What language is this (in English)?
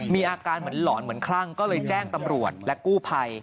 Thai